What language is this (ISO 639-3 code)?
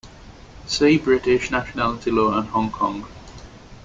eng